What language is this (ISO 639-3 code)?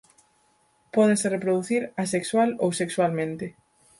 glg